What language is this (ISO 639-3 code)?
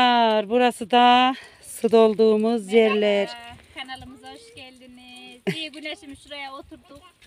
tur